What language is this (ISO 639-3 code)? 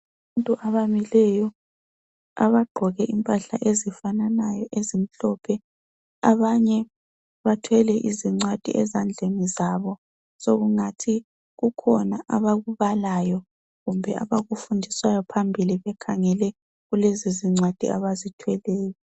nde